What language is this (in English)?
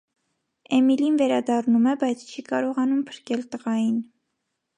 Armenian